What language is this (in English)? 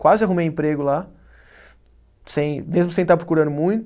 Portuguese